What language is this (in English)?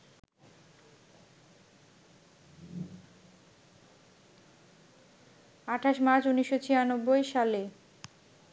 Bangla